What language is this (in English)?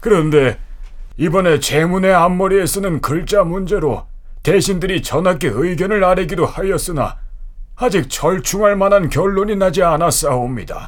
Korean